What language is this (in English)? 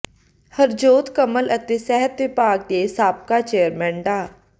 Punjabi